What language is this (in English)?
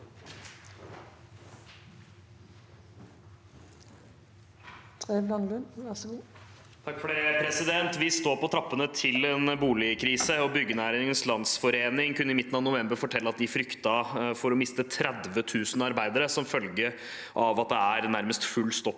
Norwegian